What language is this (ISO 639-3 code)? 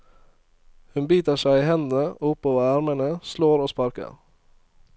nor